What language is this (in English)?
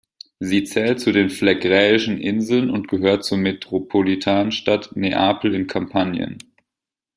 German